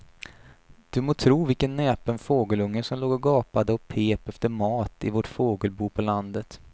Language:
Swedish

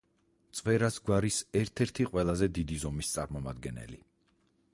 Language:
Georgian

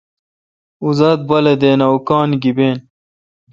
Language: Kalkoti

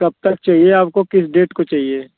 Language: Hindi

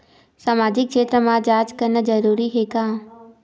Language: Chhattisgarhi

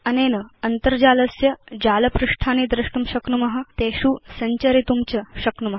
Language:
Sanskrit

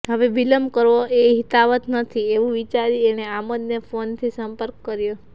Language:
Gujarati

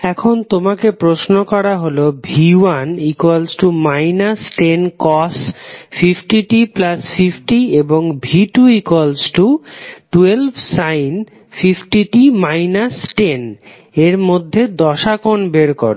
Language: Bangla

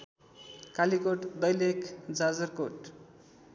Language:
Nepali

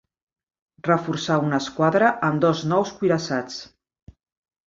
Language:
Catalan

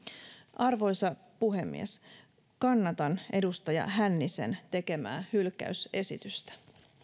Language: Finnish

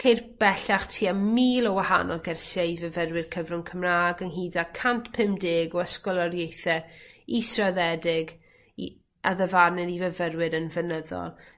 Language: Welsh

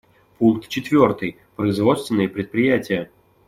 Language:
Russian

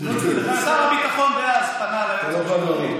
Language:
Hebrew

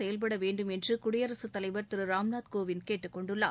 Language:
Tamil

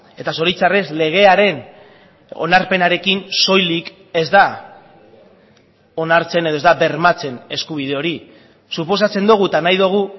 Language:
Basque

